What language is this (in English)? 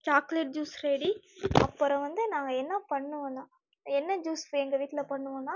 Tamil